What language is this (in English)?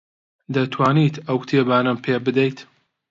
Central Kurdish